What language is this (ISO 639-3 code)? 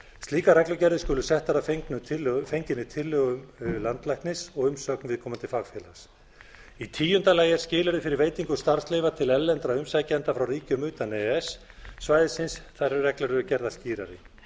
isl